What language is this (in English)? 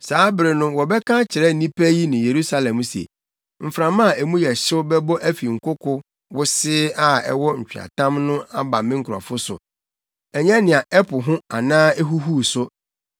Akan